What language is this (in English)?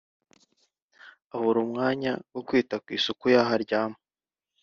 Kinyarwanda